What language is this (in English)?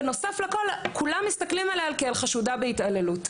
Hebrew